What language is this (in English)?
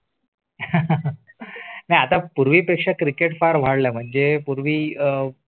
Marathi